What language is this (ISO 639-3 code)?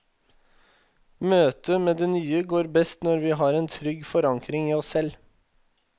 nor